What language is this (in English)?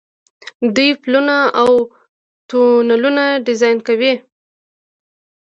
Pashto